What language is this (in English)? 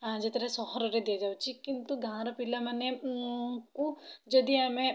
Odia